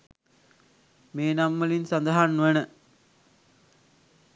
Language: Sinhala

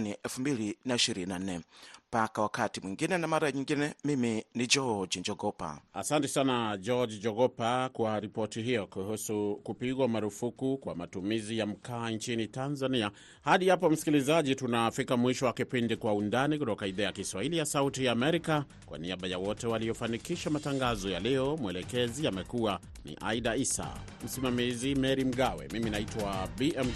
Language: Swahili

